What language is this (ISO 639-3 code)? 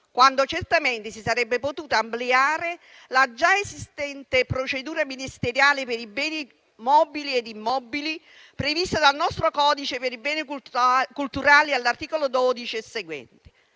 ita